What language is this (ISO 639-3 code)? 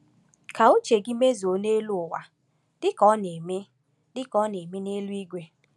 ibo